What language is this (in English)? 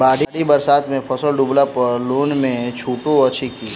Maithili